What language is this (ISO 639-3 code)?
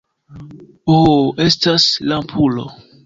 epo